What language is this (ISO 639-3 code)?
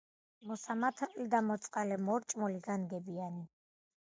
kat